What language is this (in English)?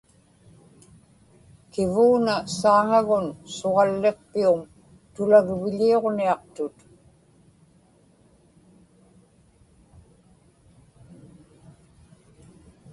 Inupiaq